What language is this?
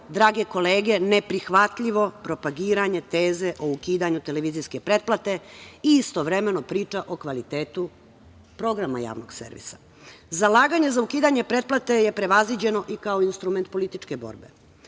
Serbian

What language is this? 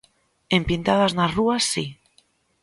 Galician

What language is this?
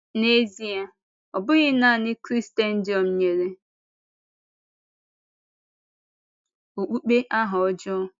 Igbo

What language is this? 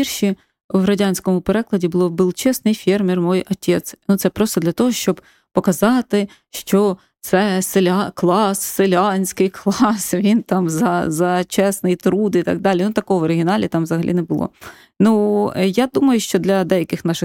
Ukrainian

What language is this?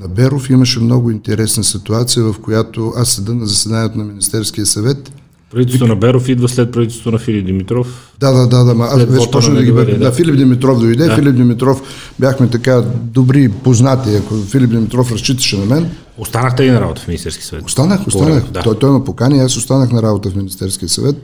Bulgarian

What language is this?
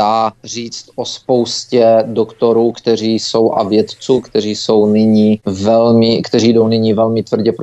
Czech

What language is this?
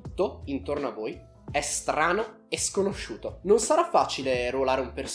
Italian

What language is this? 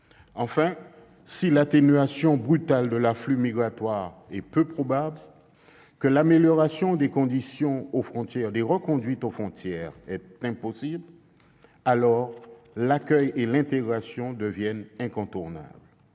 French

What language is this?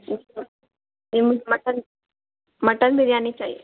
Urdu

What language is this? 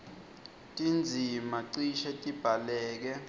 Swati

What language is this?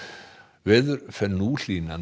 Icelandic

